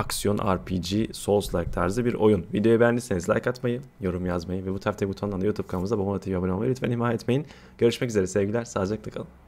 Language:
Turkish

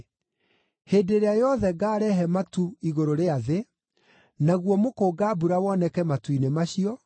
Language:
Kikuyu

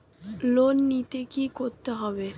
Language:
Bangla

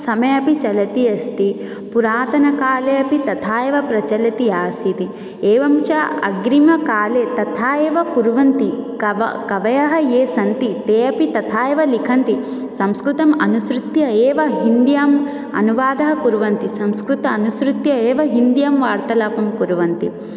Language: Sanskrit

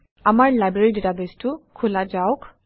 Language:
Assamese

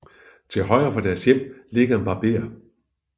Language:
Danish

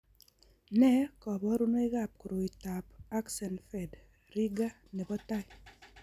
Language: Kalenjin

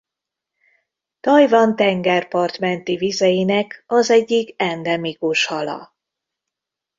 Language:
Hungarian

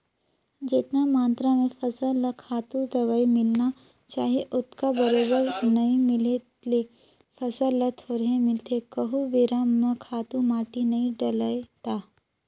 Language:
Chhattisgarhi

